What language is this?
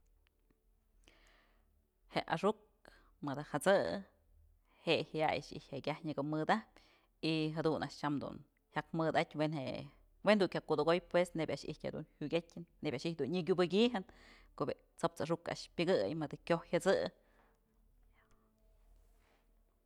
Mazatlán Mixe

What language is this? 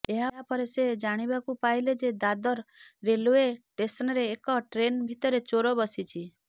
Odia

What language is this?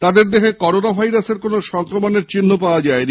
Bangla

